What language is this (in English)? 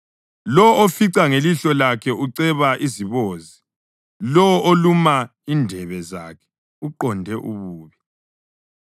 North Ndebele